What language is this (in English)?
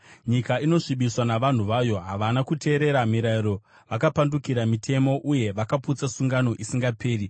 Shona